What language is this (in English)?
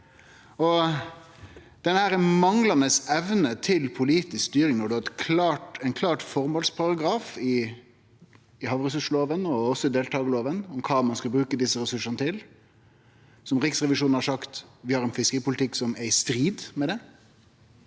Norwegian